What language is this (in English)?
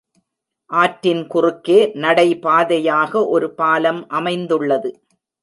Tamil